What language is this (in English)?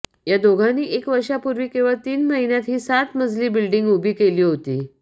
Marathi